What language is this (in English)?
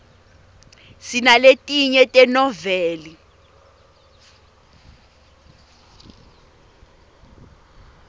Swati